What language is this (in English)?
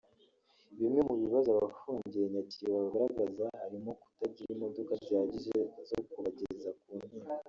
Kinyarwanda